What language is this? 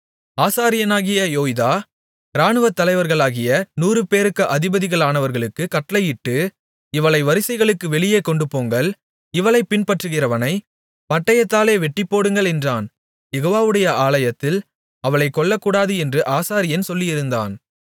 Tamil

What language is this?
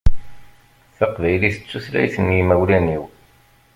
Kabyle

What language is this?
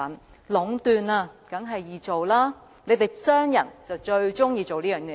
Cantonese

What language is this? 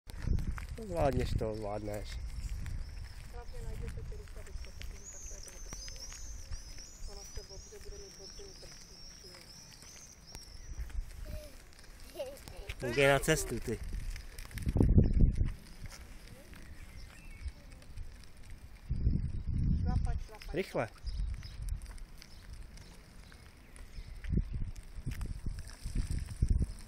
Czech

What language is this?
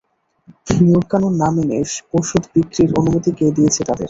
Bangla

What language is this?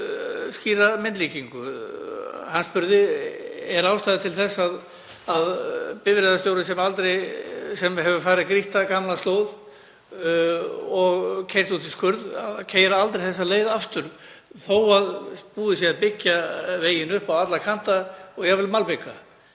Icelandic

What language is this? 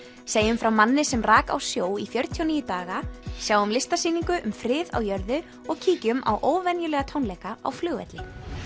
Icelandic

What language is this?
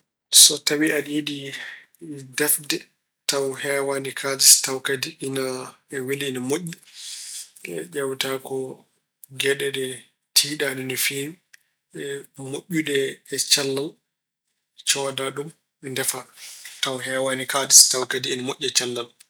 Fula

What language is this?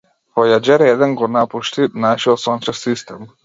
Macedonian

